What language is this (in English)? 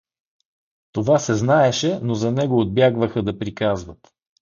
Bulgarian